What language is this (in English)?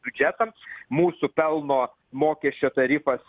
Lithuanian